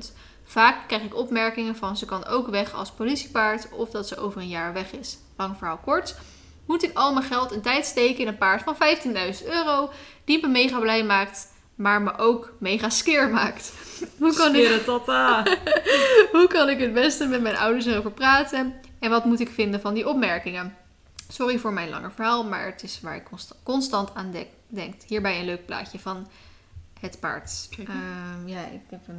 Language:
Dutch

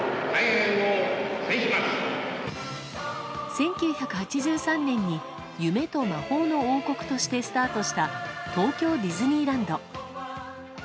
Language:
Japanese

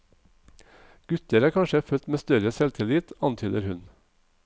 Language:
Norwegian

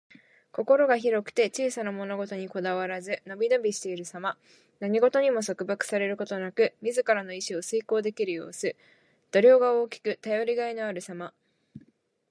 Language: Japanese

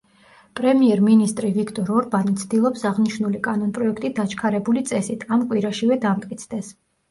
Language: Georgian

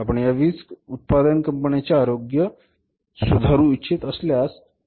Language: Marathi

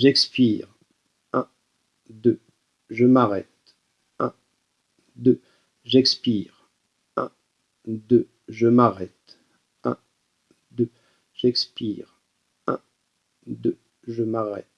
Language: French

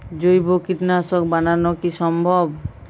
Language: Bangla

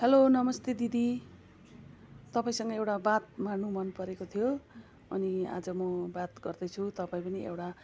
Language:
Nepali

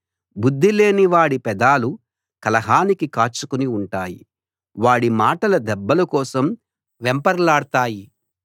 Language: Telugu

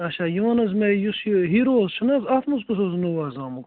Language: Kashmiri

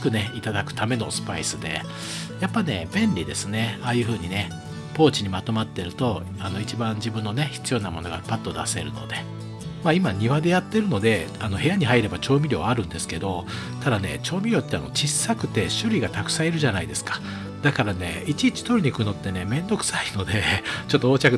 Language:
Japanese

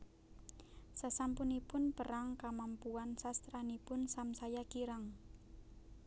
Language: Javanese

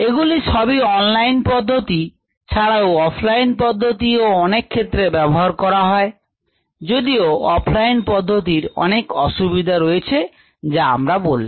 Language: Bangla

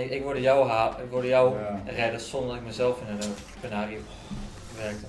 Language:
Dutch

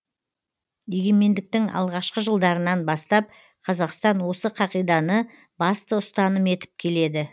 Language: Kazakh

